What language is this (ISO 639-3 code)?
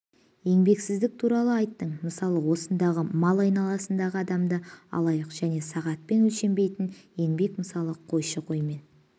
kaz